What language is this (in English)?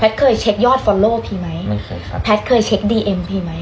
Thai